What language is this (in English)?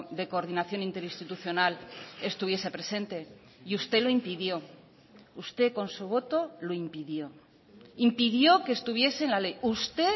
Spanish